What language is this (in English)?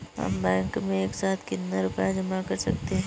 Hindi